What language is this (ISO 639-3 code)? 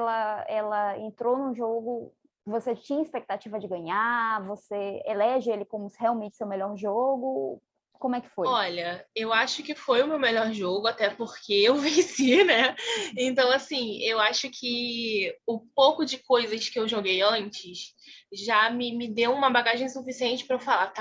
por